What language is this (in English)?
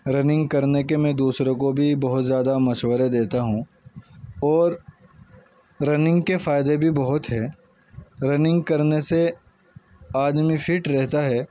Urdu